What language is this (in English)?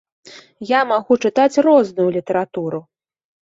Belarusian